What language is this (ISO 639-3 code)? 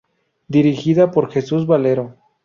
spa